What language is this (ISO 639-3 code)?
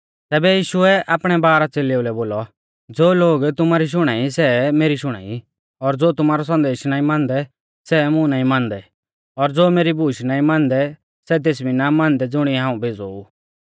bfz